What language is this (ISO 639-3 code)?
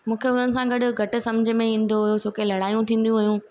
snd